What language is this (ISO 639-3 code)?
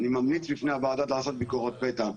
heb